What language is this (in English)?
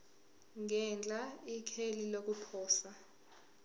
Zulu